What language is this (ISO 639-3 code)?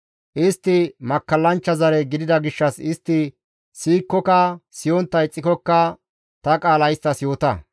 gmv